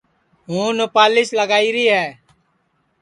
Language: Sansi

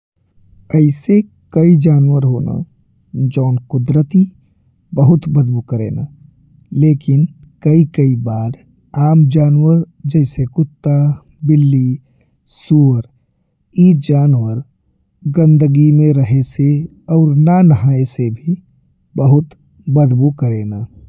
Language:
Bhojpuri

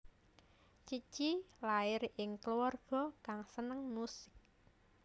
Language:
Javanese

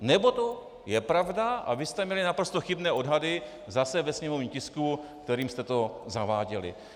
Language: Czech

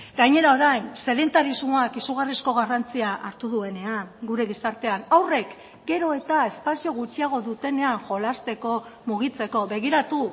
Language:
Basque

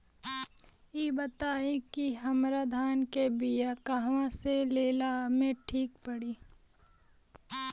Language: Bhojpuri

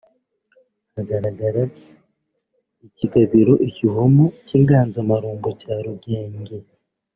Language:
Kinyarwanda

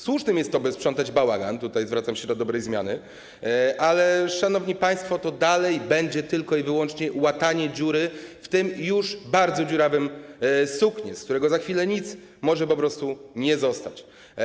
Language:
Polish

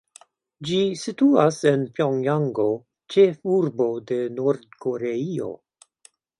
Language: Esperanto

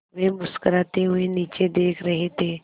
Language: Hindi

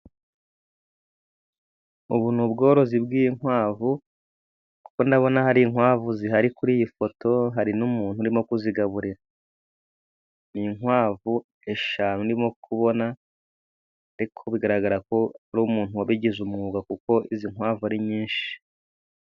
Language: Kinyarwanda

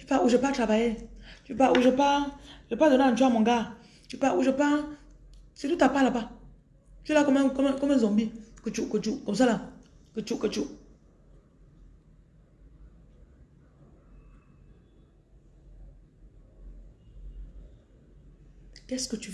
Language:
French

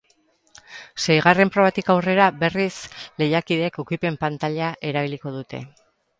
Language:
Basque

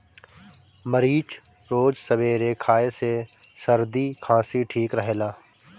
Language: Bhojpuri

